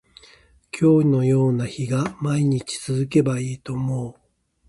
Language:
Japanese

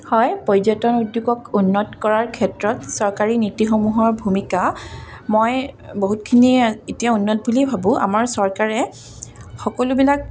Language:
Assamese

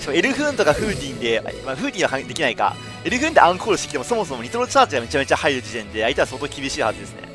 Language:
Japanese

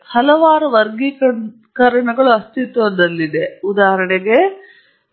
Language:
Kannada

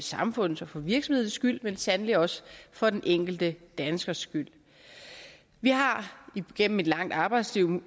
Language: Danish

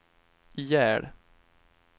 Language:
Swedish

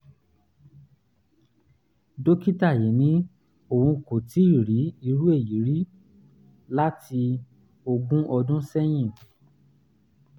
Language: Yoruba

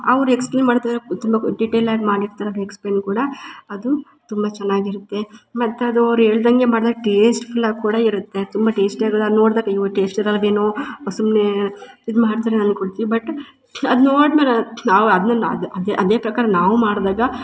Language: Kannada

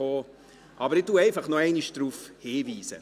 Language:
Swiss German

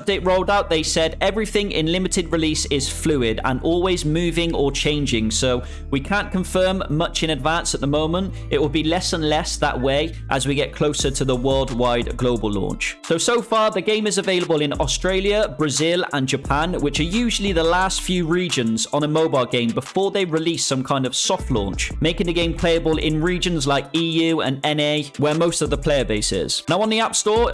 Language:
English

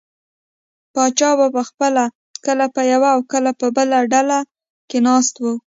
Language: Pashto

